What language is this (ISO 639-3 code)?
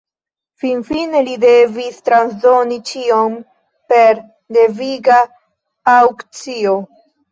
epo